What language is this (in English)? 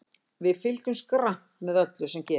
Icelandic